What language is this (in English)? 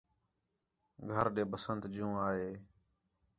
Khetrani